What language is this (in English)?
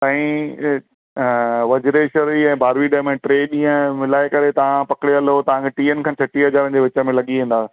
Sindhi